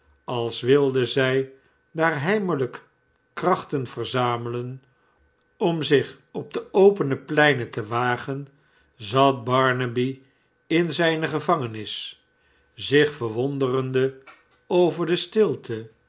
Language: Dutch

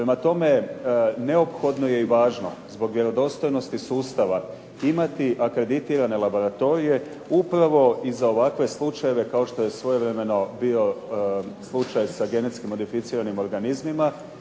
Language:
Croatian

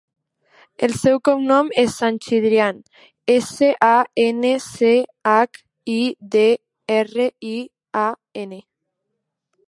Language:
Catalan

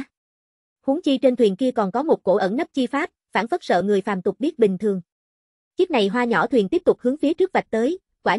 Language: Vietnamese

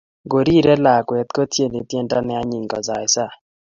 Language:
Kalenjin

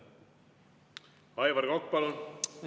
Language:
Estonian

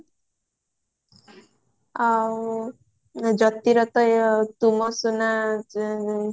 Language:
Odia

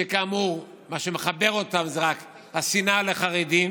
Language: Hebrew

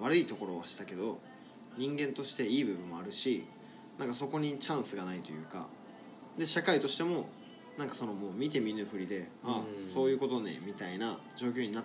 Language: Japanese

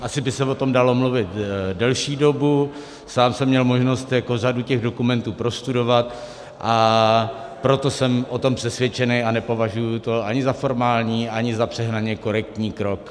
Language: Czech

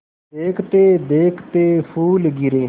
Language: Hindi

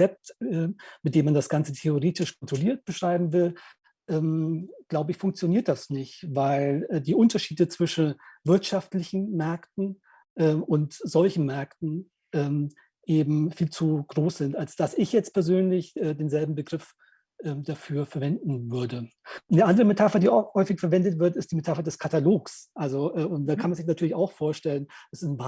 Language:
German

